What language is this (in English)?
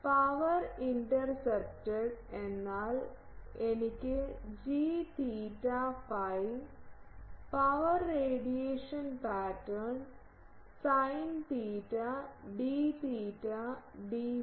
Malayalam